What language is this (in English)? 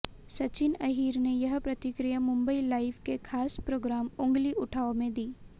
Hindi